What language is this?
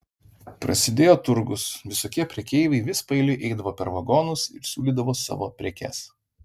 Lithuanian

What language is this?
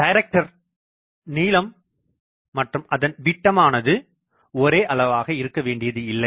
Tamil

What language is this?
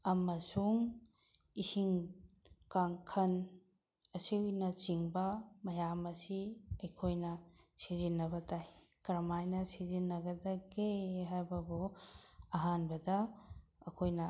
Manipuri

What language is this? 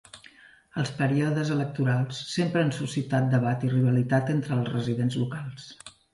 Catalan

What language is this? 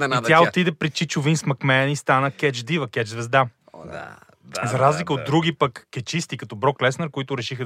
Bulgarian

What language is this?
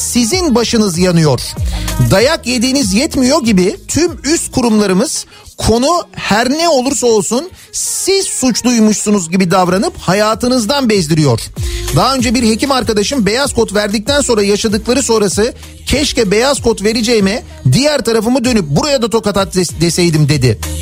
Turkish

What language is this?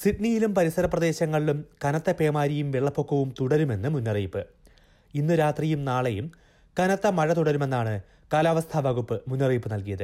Malayalam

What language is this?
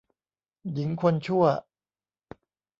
Thai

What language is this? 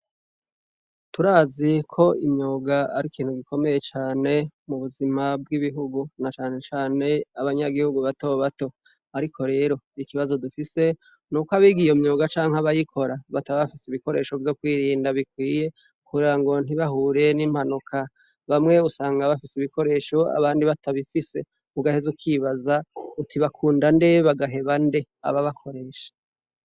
Rundi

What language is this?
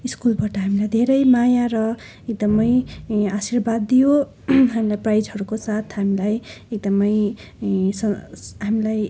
Nepali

